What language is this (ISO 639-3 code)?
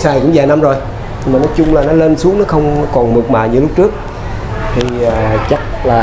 vie